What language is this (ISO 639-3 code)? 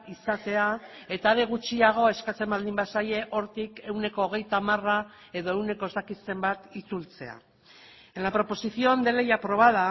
eus